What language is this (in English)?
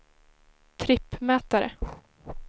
Swedish